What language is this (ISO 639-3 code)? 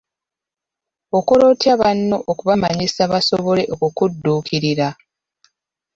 lug